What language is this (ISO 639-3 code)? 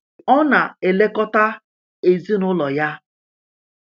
ibo